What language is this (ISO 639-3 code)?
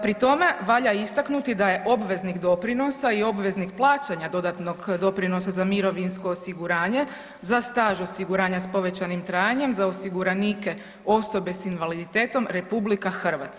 hrv